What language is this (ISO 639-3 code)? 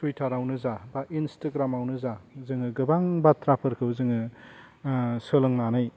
brx